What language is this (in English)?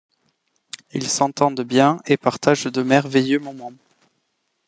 French